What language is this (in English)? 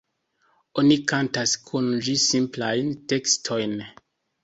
Esperanto